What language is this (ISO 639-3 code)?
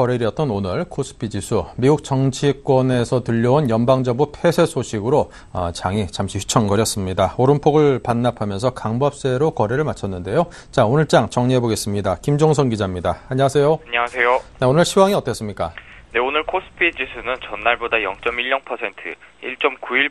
kor